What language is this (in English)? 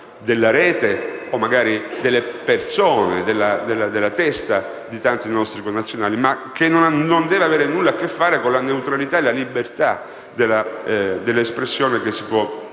Italian